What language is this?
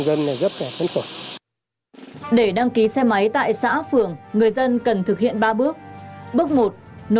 Vietnamese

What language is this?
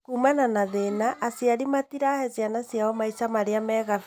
Kikuyu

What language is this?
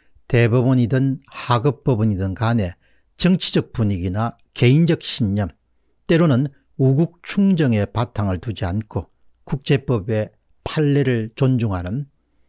Korean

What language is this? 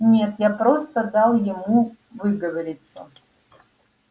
Russian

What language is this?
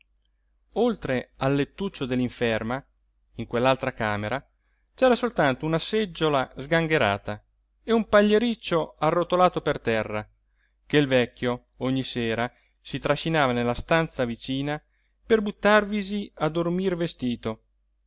Italian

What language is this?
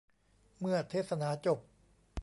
Thai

